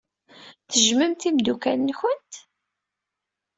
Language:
Kabyle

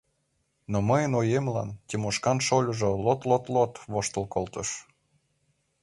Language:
Mari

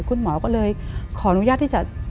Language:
Thai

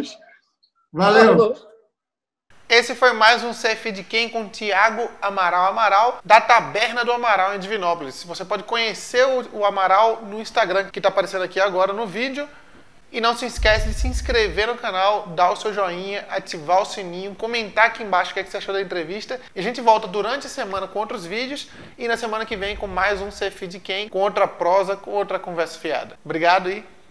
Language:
Portuguese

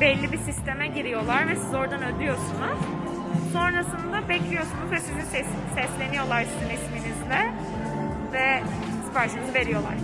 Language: Turkish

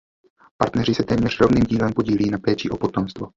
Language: Czech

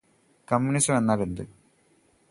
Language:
Malayalam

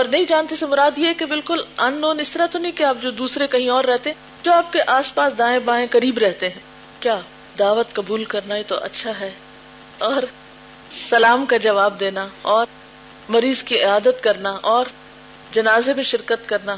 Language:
Urdu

